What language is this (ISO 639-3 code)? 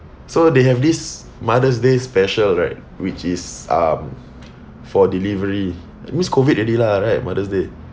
eng